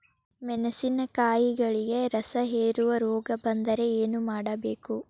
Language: Kannada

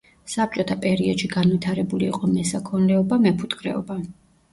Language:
Georgian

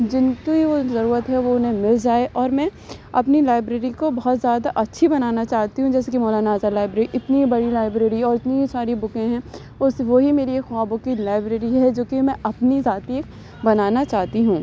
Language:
Urdu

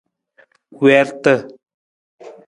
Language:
Nawdm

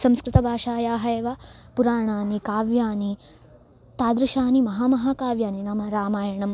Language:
Sanskrit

